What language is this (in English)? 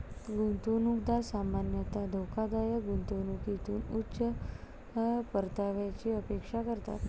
Marathi